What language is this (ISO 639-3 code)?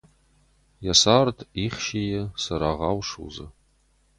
oss